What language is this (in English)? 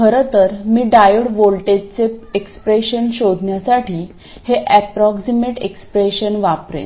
Marathi